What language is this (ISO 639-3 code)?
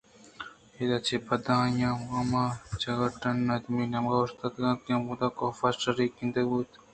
bgp